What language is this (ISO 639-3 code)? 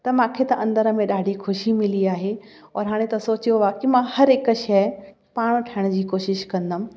snd